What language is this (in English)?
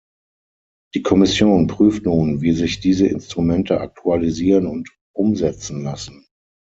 German